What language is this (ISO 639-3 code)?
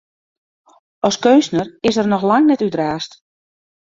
fry